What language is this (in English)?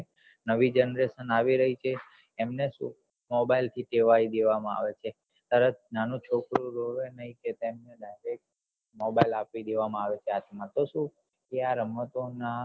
Gujarati